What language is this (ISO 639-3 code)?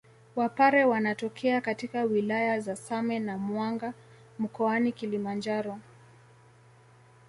swa